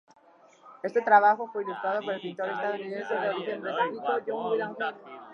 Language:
Spanish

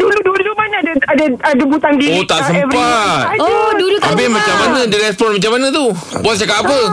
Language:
Malay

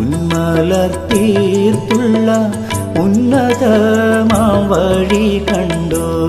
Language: Malayalam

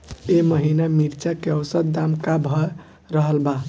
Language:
Bhojpuri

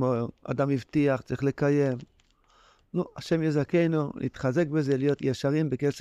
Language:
Hebrew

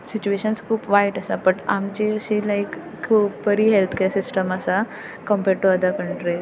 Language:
Konkani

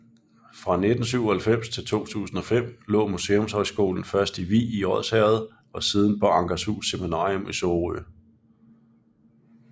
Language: Danish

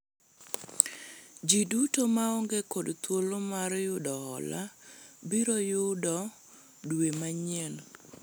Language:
Luo (Kenya and Tanzania)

